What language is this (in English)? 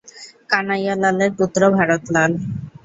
Bangla